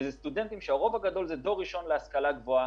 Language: Hebrew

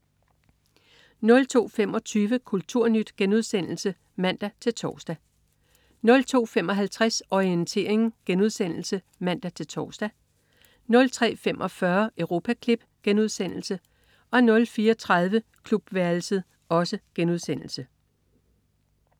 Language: Danish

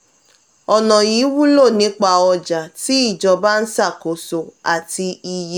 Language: Yoruba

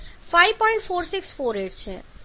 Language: Gujarati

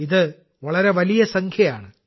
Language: Malayalam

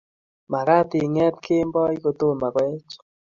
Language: Kalenjin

